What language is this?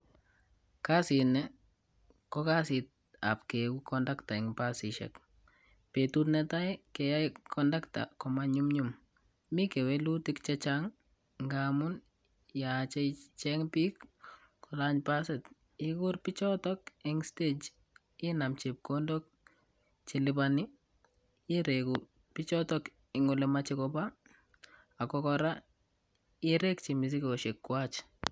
Kalenjin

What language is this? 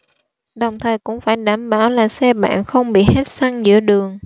Vietnamese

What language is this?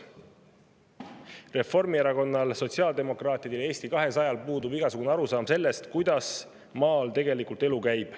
Estonian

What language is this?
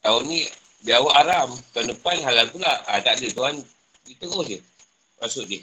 Malay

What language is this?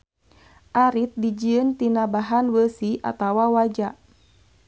Sundanese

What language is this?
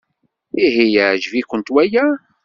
Kabyle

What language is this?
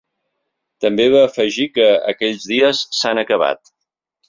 Catalan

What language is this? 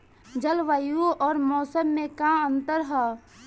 Bhojpuri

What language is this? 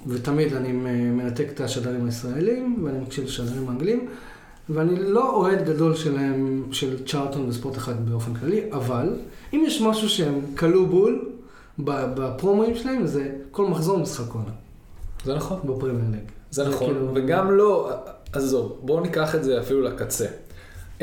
Hebrew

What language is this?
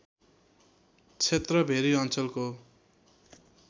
Nepali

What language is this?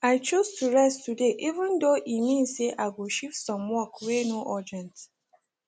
Nigerian Pidgin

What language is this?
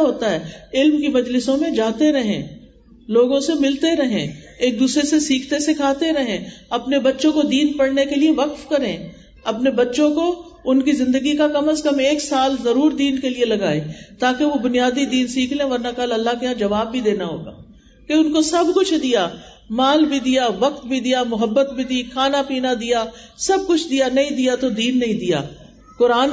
Urdu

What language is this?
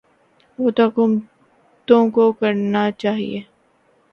Urdu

